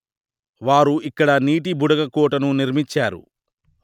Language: Telugu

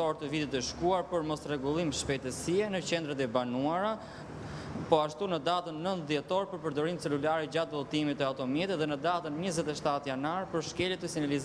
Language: Romanian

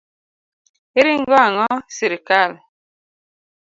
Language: Luo (Kenya and Tanzania)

